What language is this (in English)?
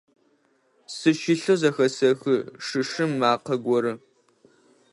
Adyghe